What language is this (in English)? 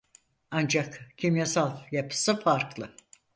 Turkish